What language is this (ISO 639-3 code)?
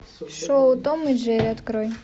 rus